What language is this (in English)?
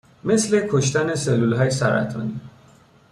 Persian